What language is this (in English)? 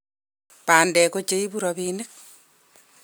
Kalenjin